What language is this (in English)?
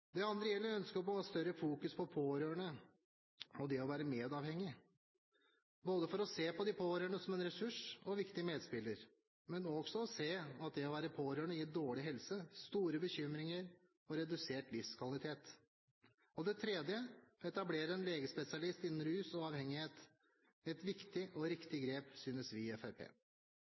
Norwegian Bokmål